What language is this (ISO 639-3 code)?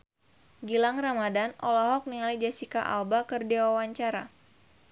sun